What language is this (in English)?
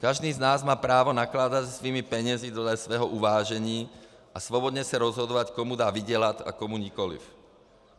Czech